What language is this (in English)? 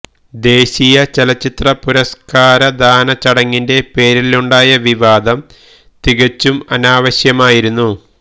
Malayalam